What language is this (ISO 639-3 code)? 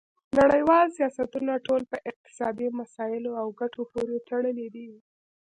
pus